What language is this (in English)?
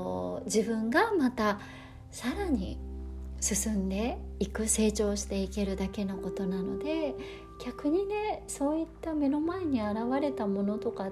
Japanese